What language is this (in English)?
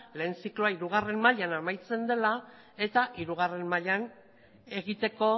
Basque